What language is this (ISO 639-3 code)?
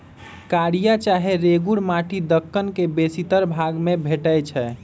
mag